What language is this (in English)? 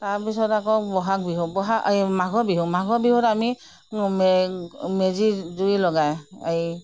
Assamese